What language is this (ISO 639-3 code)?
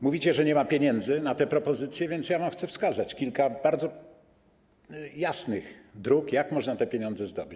pol